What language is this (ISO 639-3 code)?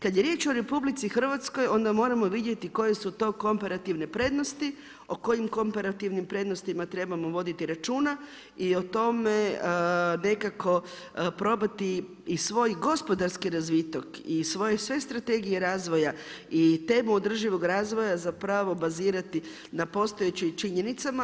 hrv